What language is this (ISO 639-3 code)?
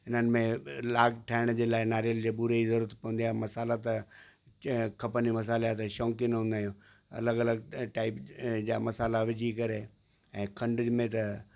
snd